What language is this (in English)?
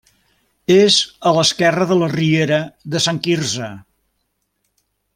Catalan